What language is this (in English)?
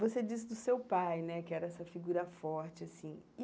Portuguese